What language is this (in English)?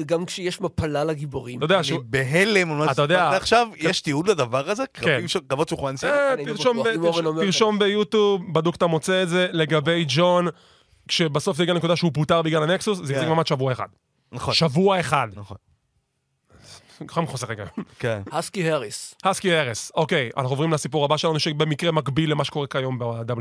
Hebrew